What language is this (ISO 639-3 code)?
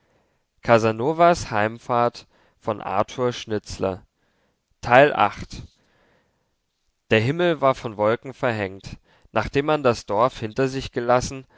deu